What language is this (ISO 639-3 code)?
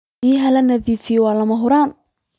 som